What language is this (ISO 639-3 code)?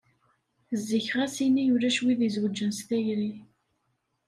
kab